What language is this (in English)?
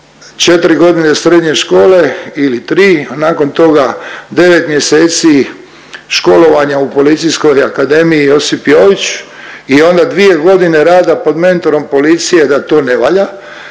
Croatian